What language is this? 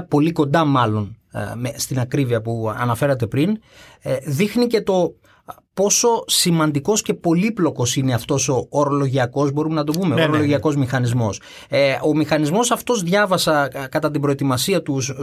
Greek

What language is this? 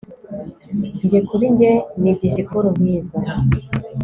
Kinyarwanda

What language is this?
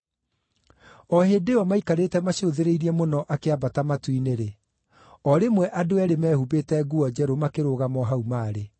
Kikuyu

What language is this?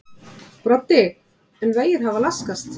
Icelandic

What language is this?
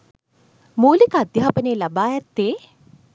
Sinhala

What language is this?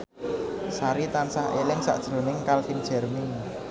Javanese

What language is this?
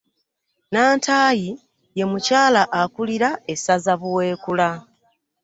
Ganda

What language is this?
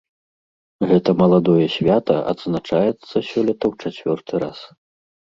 Belarusian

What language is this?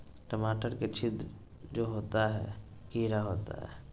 Magahi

